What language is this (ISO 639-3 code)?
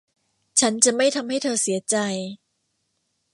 tha